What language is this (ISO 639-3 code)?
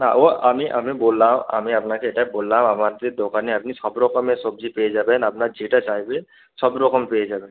ben